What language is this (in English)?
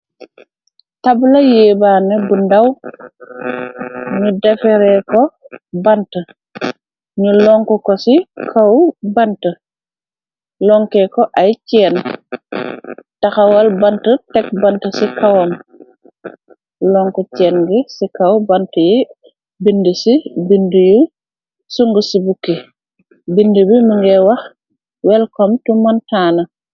Wolof